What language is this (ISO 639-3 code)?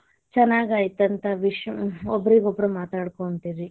kan